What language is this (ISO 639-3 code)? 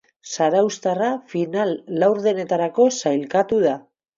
eus